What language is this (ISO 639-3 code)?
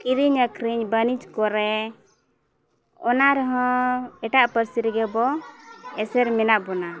sat